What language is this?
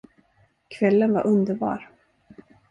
Swedish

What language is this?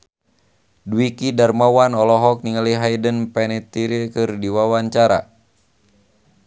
Sundanese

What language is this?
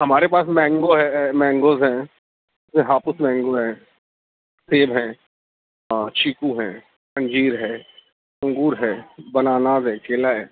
Urdu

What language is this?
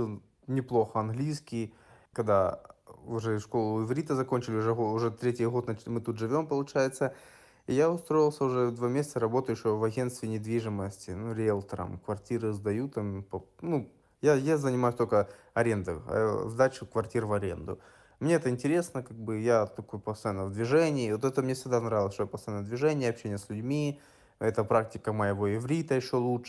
Russian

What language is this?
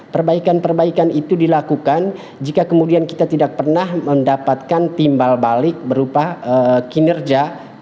Indonesian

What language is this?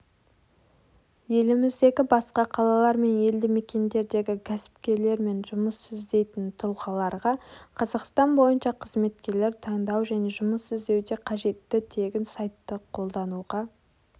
Kazakh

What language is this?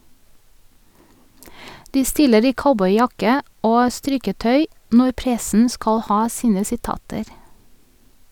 Norwegian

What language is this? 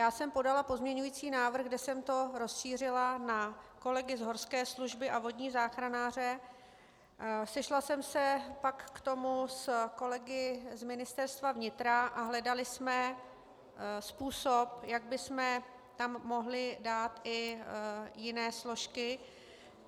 Czech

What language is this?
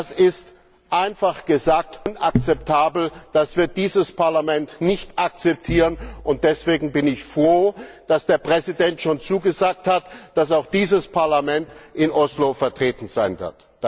German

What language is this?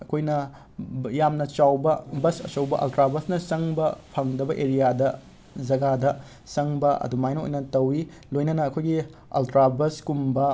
Manipuri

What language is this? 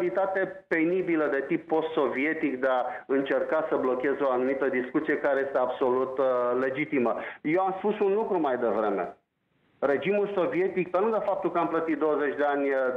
Romanian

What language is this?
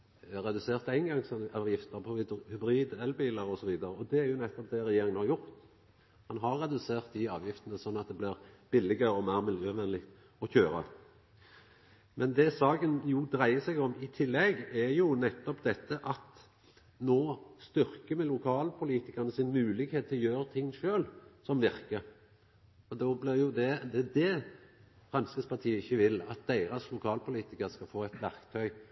Norwegian Nynorsk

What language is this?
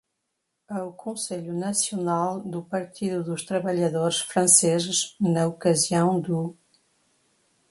Portuguese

